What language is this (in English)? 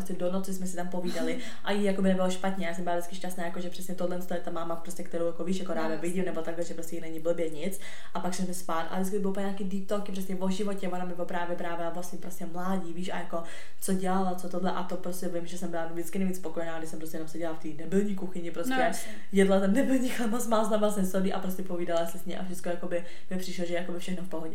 Czech